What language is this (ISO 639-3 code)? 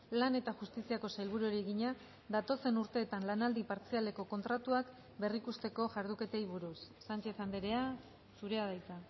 eus